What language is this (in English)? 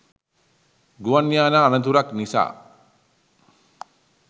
Sinhala